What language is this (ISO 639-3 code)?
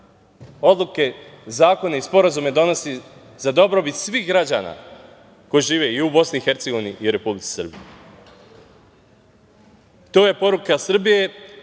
srp